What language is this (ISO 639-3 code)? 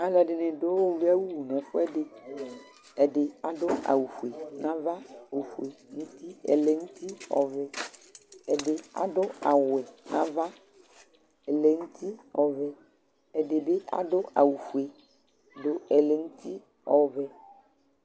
kpo